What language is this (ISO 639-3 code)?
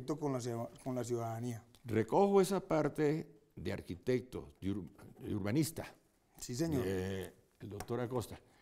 spa